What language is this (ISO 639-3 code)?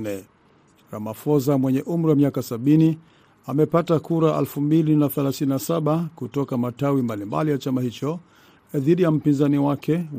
swa